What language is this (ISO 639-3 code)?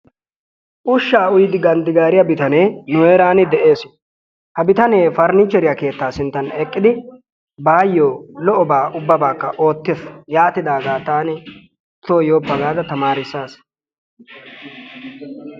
wal